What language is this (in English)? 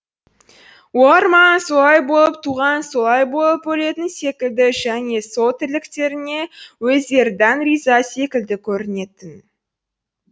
Kazakh